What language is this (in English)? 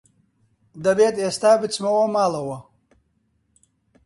Central Kurdish